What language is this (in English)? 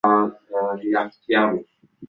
Swahili